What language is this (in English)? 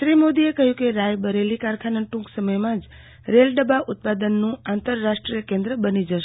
Gujarati